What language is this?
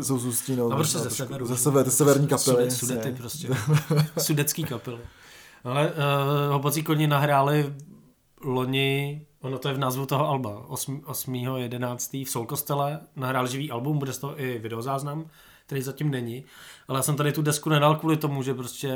Czech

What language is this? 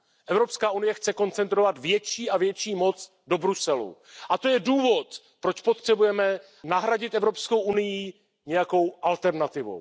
Czech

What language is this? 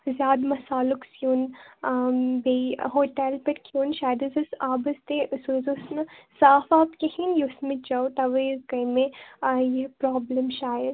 Kashmiri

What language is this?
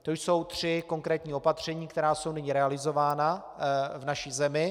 Czech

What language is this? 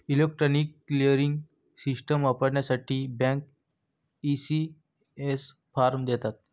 Marathi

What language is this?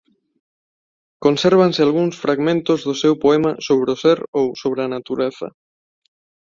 Galician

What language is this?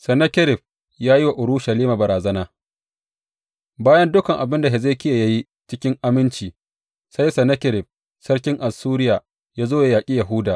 Hausa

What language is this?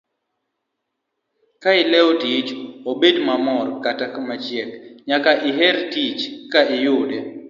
Luo (Kenya and Tanzania)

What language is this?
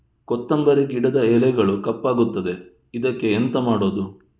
Kannada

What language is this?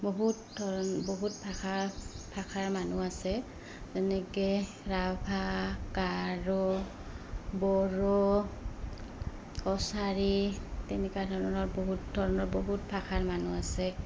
Assamese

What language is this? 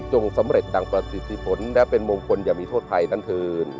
Thai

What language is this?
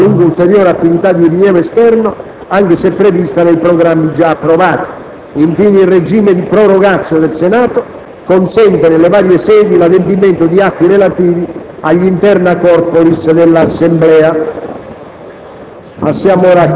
Italian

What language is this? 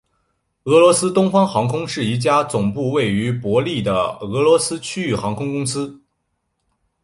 Chinese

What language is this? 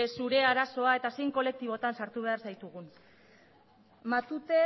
Basque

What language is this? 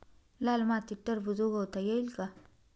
Marathi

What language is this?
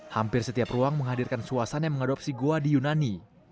Indonesian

